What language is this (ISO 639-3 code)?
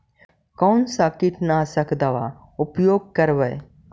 mag